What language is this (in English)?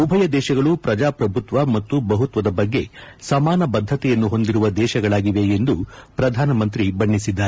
Kannada